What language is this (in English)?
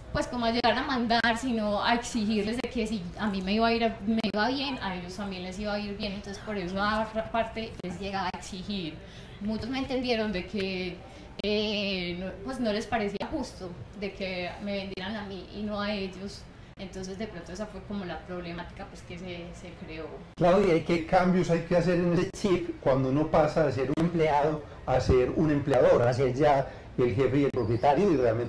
Spanish